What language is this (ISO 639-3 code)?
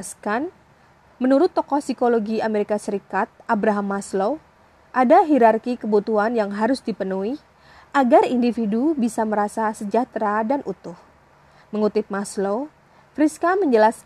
ind